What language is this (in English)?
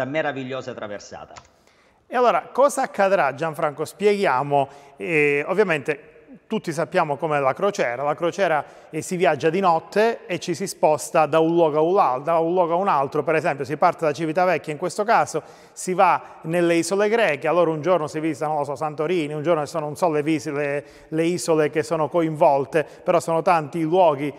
Italian